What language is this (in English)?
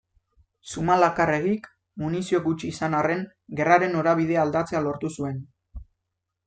Basque